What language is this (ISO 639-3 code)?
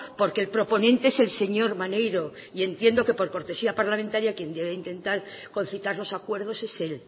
spa